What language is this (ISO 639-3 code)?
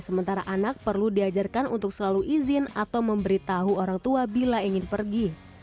ind